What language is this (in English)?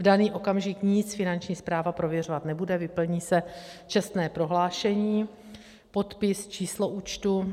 Czech